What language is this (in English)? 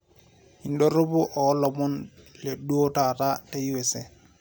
Masai